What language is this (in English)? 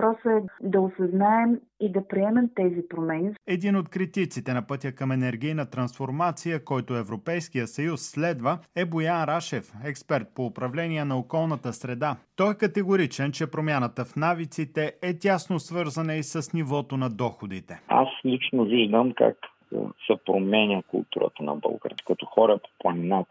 Bulgarian